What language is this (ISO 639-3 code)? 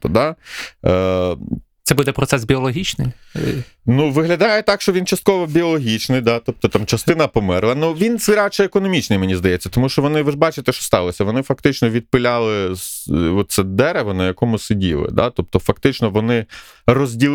ukr